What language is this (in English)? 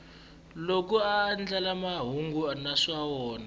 Tsonga